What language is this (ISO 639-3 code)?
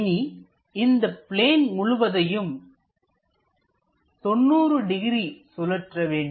tam